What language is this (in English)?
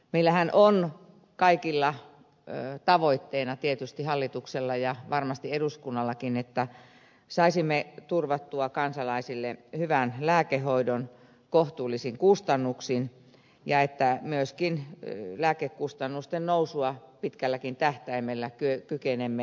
Finnish